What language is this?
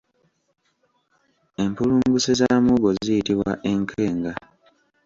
Ganda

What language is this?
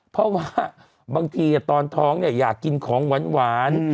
Thai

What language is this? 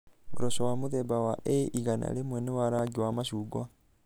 Kikuyu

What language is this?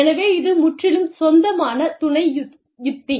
Tamil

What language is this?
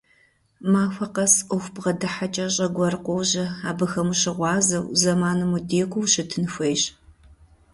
Kabardian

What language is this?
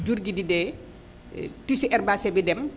Wolof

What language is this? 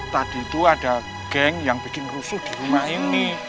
Indonesian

